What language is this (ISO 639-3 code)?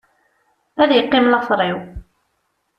kab